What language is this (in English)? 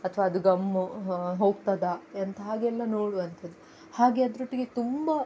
Kannada